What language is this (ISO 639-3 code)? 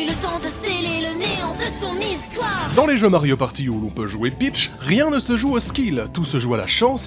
fra